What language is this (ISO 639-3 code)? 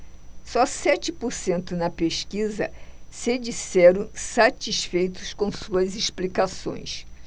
por